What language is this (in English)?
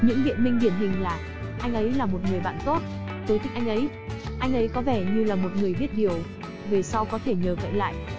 Vietnamese